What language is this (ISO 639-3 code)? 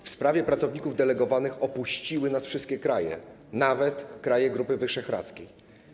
pol